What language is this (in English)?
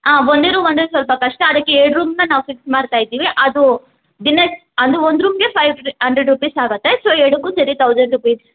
Kannada